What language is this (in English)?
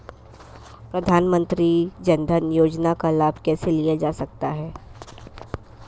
Hindi